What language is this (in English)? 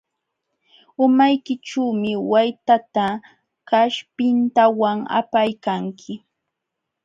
Jauja Wanca Quechua